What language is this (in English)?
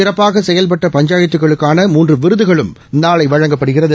Tamil